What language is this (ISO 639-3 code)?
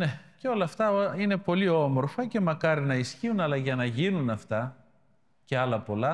ell